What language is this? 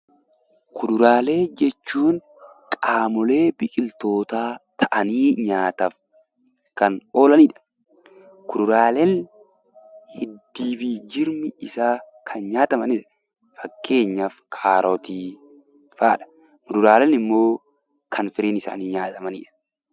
Oromo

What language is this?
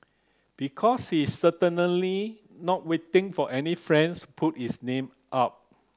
English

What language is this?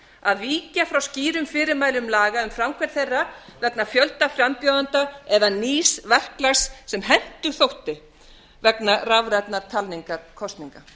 Icelandic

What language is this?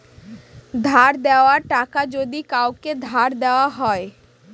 Bangla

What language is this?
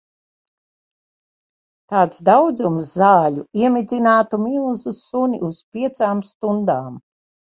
Latvian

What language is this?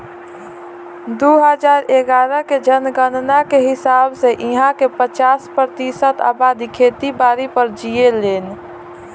Bhojpuri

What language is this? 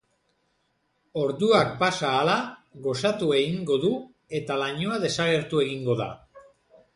Basque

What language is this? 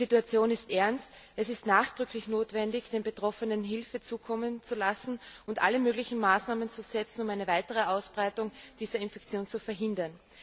German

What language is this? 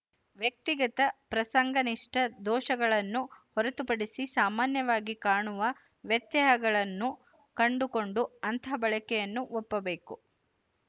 Kannada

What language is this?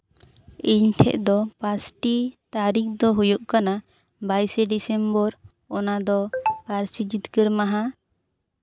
Santali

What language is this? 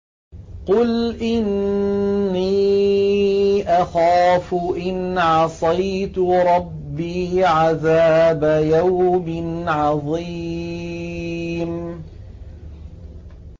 Arabic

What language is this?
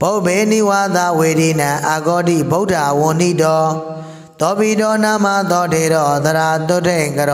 Vietnamese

